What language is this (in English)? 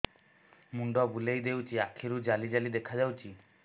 Odia